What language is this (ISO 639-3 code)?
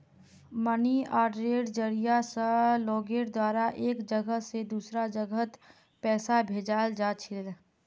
mag